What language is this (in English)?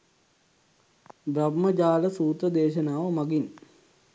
Sinhala